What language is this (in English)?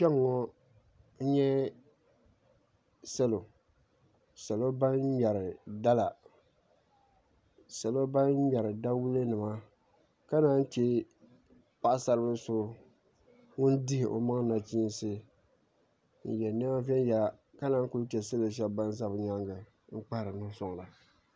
Dagbani